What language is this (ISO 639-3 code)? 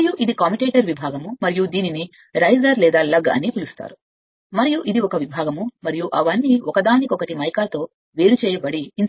tel